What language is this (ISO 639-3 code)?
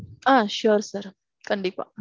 tam